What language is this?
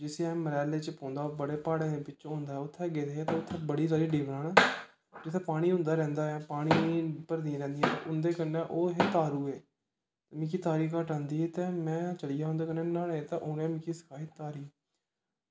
Dogri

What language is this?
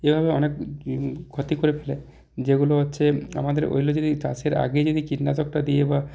Bangla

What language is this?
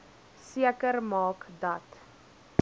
Afrikaans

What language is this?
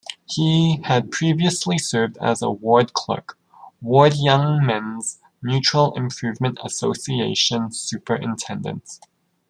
English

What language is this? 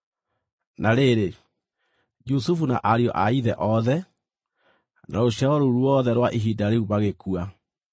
Kikuyu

